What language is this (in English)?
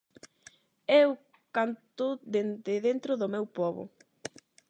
Galician